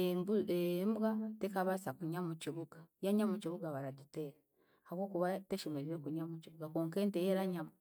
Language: Chiga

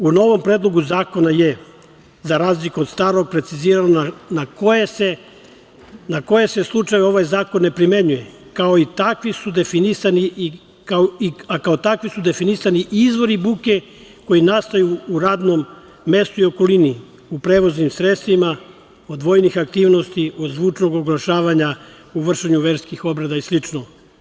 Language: Serbian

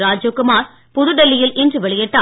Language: Tamil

